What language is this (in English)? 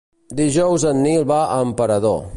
Catalan